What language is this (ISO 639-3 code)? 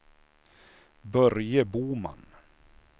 swe